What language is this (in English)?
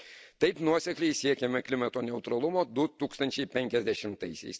Lithuanian